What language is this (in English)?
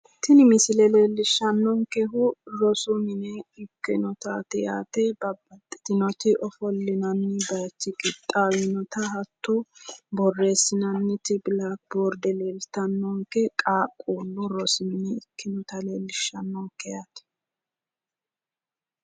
Sidamo